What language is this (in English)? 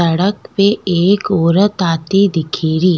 Rajasthani